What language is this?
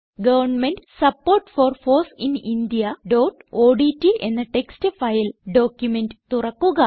Malayalam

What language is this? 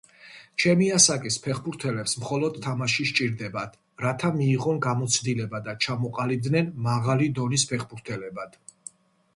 Georgian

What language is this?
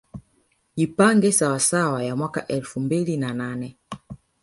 Swahili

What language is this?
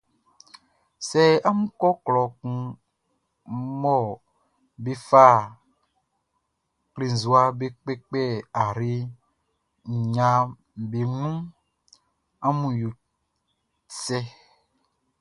Baoulé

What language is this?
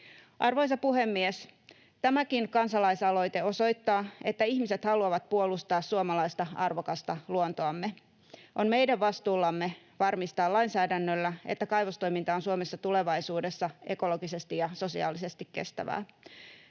Finnish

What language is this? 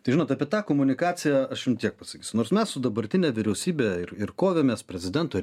Lithuanian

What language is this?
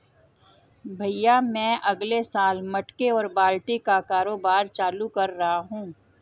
Hindi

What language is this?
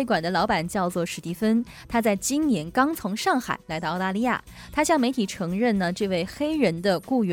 Chinese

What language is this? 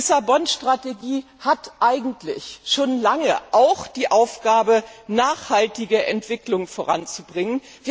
German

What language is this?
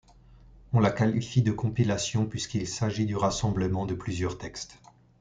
French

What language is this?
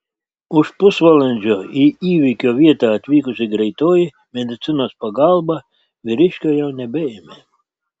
Lithuanian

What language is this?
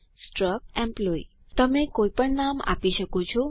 Gujarati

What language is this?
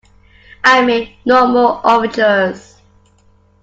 English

